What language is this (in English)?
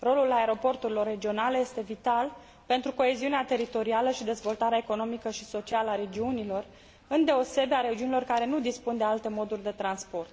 Romanian